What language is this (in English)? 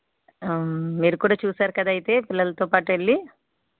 Telugu